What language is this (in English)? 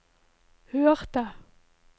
Norwegian